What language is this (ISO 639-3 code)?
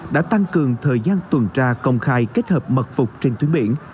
vie